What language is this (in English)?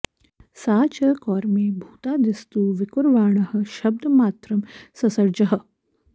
Sanskrit